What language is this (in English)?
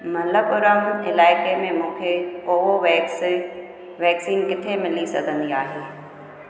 Sindhi